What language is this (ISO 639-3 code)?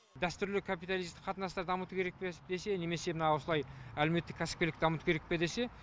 kaz